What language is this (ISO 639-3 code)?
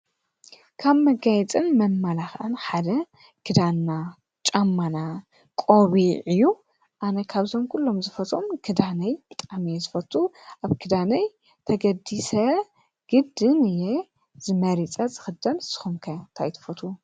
tir